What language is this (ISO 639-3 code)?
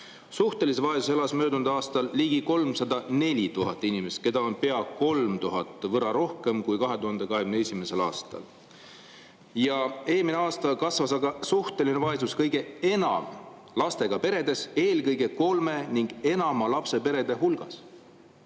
est